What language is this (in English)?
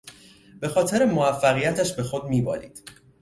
Persian